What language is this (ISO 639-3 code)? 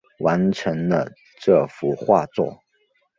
zho